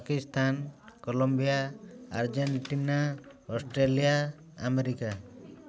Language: Odia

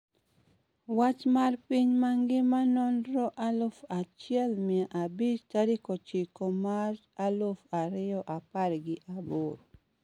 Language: Luo (Kenya and Tanzania)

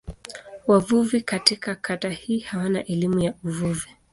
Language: Swahili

